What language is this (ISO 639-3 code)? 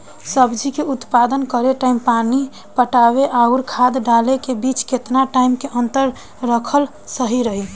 bho